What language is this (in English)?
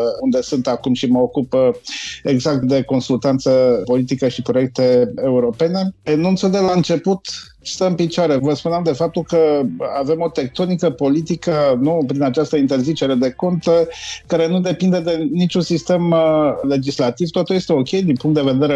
Romanian